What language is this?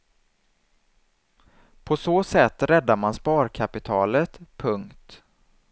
Swedish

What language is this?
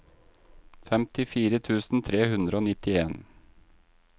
Norwegian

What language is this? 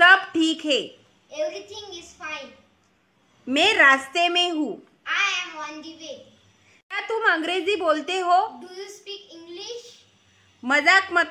Hindi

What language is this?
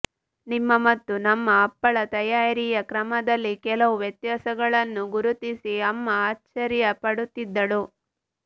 Kannada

